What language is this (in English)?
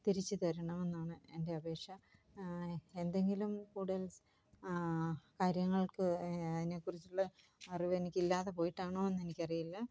Malayalam